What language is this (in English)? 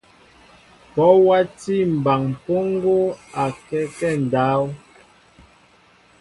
Mbo (Cameroon)